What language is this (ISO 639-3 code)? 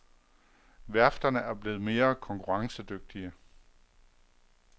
dan